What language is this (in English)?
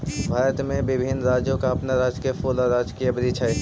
Magahi